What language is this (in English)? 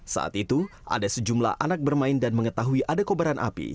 Indonesian